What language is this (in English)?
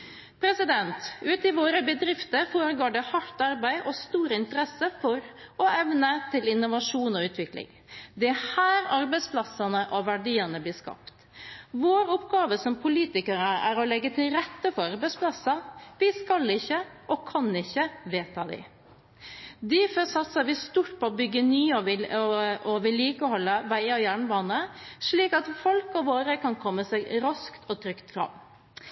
Norwegian Bokmål